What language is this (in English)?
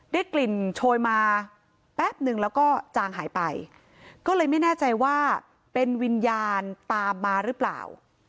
Thai